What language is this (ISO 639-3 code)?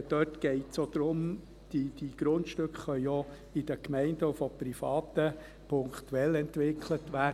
gsw